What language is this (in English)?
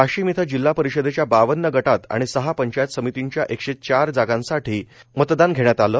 Marathi